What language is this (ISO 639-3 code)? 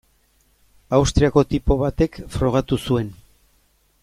eus